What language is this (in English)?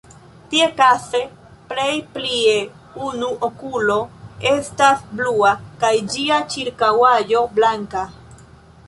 Esperanto